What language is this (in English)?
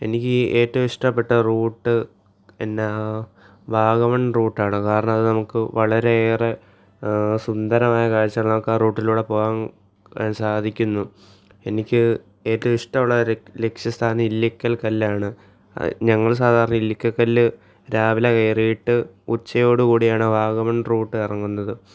Malayalam